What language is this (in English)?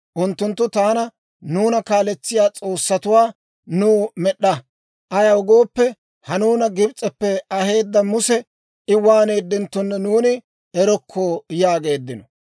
Dawro